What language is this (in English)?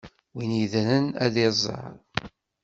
Kabyle